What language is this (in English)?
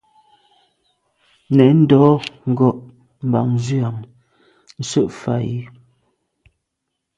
Medumba